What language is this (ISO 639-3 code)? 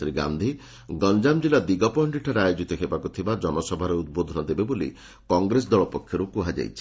ori